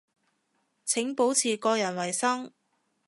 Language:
Cantonese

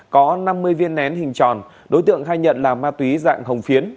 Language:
Vietnamese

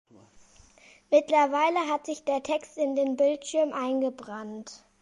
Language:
German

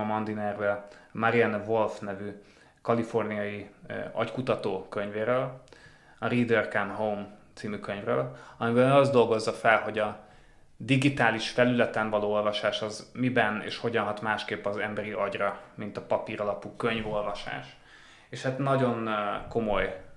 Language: Hungarian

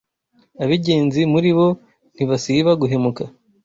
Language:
Kinyarwanda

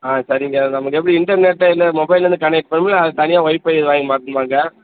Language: Tamil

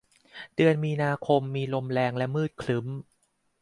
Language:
Thai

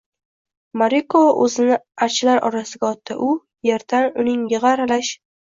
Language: Uzbek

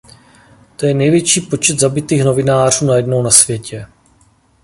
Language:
Czech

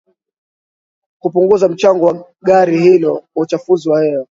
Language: Swahili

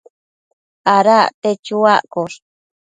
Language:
Matsés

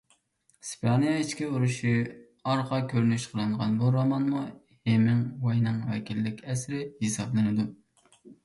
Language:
Uyghur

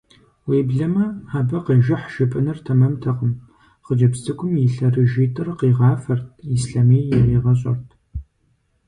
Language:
Kabardian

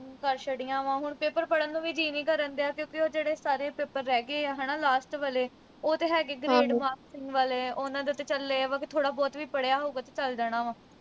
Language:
Punjabi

